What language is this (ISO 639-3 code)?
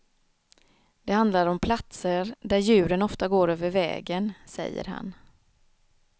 swe